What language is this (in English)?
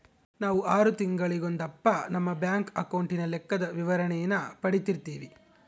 Kannada